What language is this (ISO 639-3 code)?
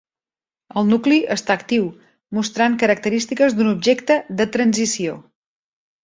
cat